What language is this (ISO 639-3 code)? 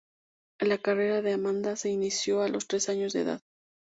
spa